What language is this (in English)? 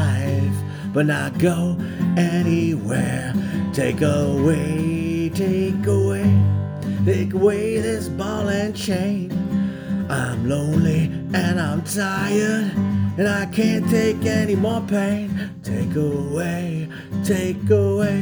English